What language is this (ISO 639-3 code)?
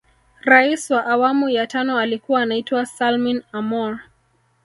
swa